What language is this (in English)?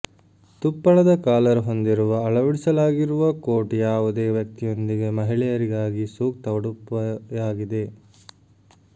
Kannada